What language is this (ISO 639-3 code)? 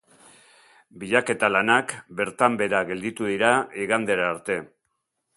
eus